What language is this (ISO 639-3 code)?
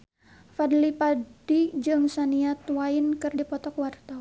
sun